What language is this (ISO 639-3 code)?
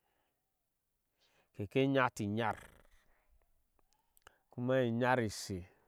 ahs